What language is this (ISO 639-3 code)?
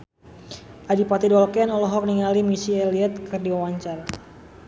sun